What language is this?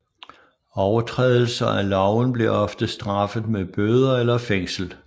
Danish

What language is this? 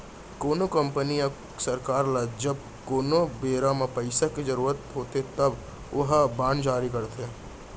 Chhattisgarhi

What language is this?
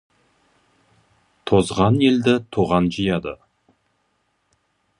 Kazakh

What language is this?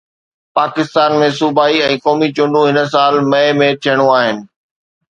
Sindhi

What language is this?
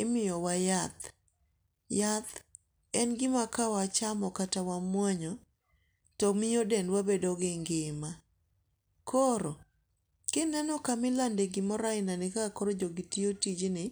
Luo (Kenya and Tanzania)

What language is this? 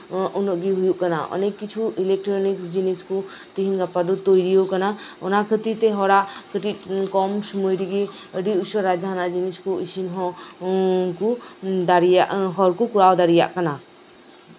Santali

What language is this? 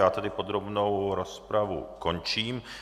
Czech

